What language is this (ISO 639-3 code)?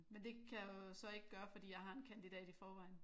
dan